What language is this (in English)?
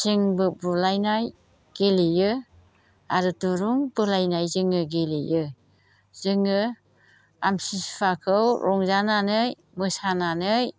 Bodo